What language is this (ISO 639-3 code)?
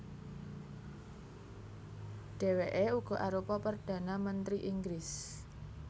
jav